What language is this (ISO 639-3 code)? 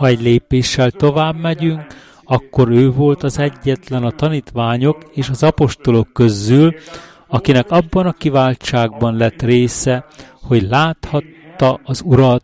hun